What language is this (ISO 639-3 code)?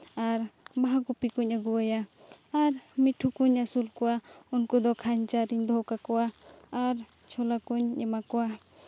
sat